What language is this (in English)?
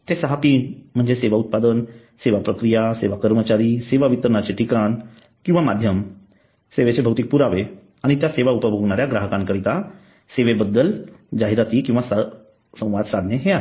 Marathi